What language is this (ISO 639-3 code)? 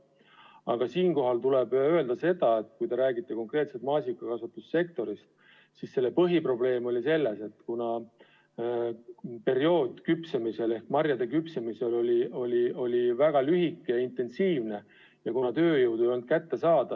est